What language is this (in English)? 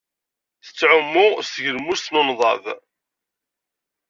Kabyle